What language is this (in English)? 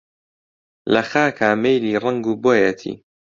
Central Kurdish